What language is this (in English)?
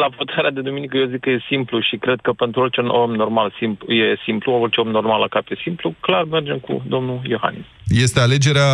Romanian